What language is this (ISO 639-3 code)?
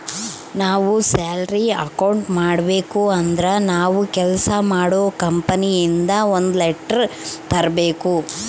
kan